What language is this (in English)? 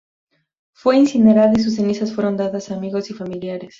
Spanish